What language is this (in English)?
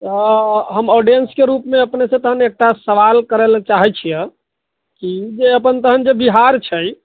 Maithili